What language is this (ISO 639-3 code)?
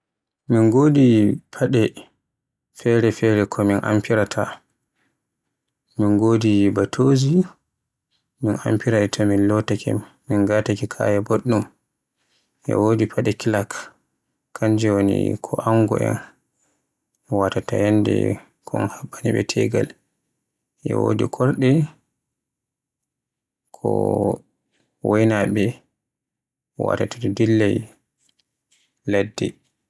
fue